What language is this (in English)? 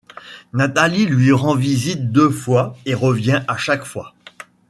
French